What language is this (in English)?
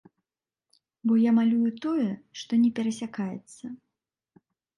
Belarusian